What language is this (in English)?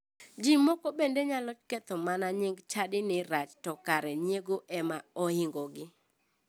Luo (Kenya and Tanzania)